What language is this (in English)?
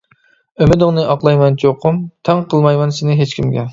Uyghur